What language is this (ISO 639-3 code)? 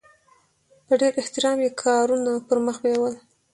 pus